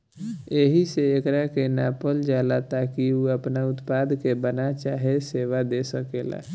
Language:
Bhojpuri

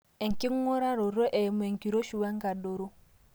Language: Masai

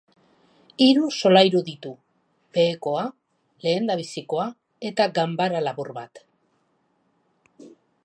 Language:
Basque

